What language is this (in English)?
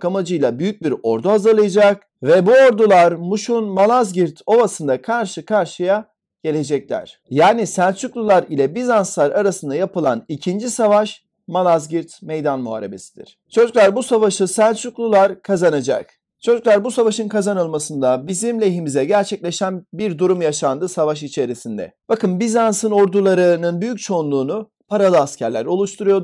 Turkish